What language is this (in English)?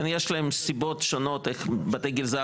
Hebrew